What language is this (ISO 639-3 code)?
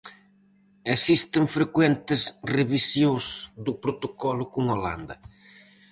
glg